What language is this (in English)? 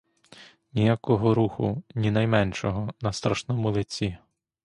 Ukrainian